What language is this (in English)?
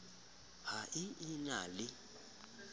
Southern Sotho